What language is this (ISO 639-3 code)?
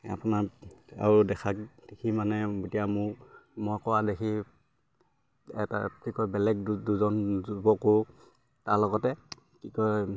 asm